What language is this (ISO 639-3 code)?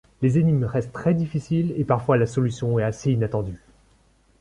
fra